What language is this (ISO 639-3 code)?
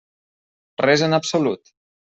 cat